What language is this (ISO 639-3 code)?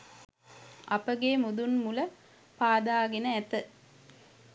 sin